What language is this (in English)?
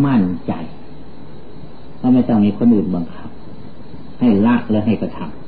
Thai